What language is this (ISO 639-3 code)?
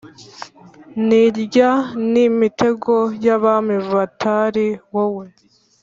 kin